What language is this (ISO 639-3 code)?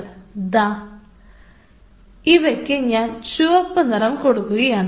mal